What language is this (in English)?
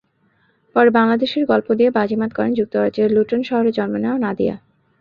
Bangla